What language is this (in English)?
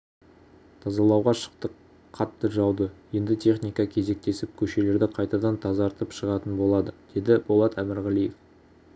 Kazakh